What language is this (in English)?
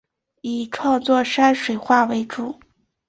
Chinese